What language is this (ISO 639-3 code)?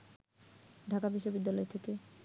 ben